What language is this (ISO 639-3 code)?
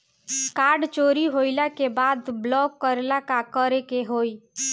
bho